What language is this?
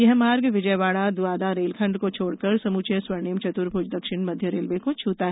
Hindi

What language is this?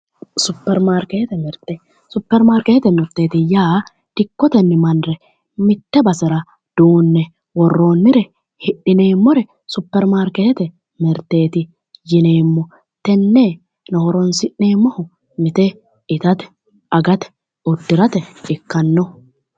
Sidamo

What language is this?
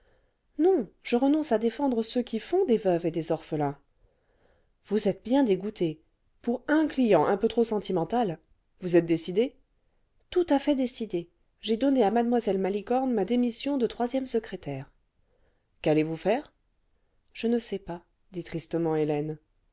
French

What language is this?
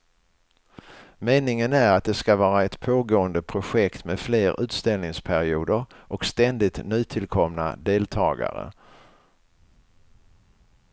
Swedish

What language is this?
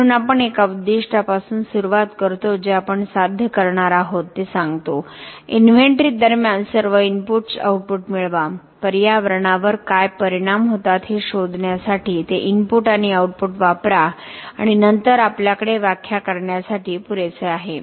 Marathi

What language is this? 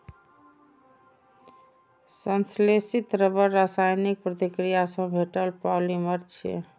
Maithili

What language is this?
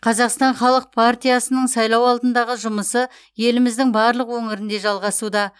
Kazakh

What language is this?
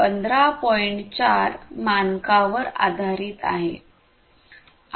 Marathi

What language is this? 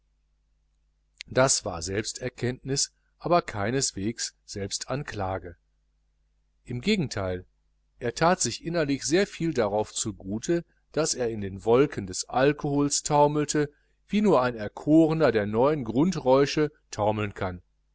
German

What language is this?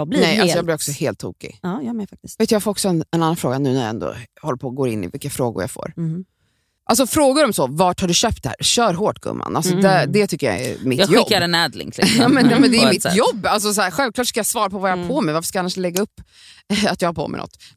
Swedish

